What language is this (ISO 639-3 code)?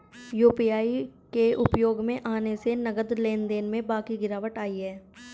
hin